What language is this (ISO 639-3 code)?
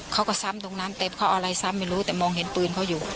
tha